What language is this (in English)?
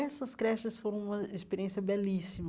Portuguese